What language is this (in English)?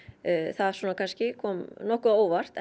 Icelandic